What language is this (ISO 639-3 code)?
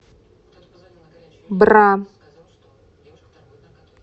rus